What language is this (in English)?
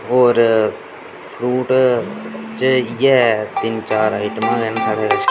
Dogri